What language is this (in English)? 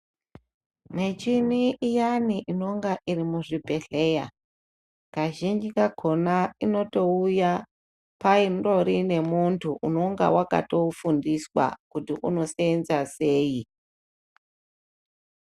Ndau